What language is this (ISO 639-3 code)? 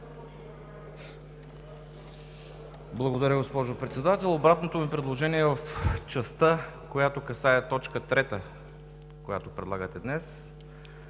bul